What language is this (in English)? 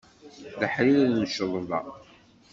Kabyle